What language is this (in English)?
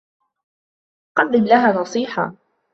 Arabic